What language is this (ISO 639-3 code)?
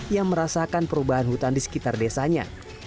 ind